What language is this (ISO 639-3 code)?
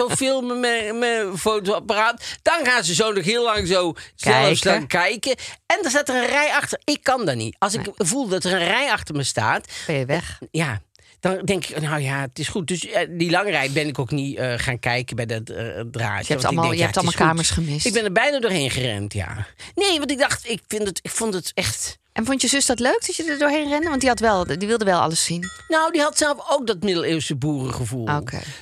nld